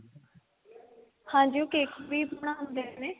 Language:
Punjabi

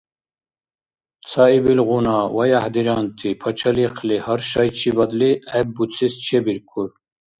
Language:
Dargwa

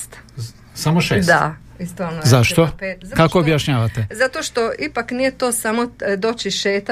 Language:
Croatian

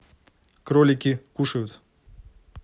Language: Russian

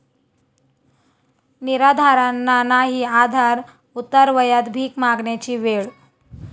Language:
Marathi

